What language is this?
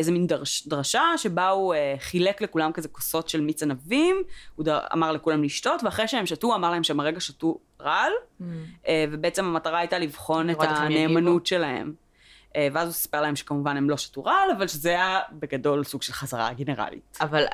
Hebrew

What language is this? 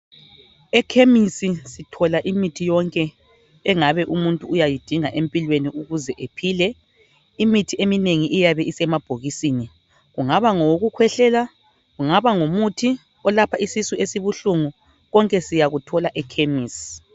North Ndebele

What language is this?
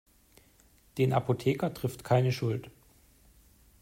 German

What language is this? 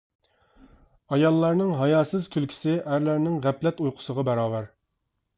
Uyghur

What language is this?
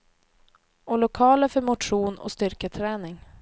Swedish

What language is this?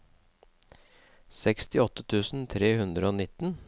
Norwegian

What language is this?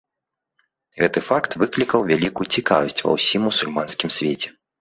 Belarusian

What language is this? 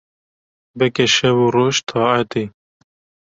Kurdish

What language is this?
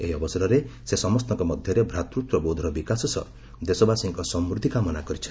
Odia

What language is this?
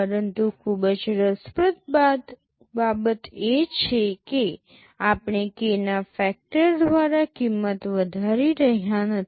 Gujarati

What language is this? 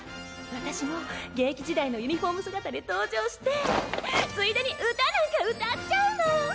Japanese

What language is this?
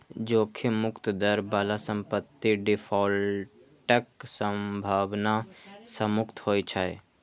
Maithili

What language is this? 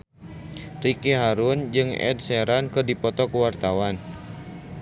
Sundanese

